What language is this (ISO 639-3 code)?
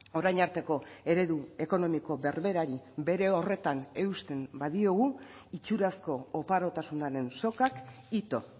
eus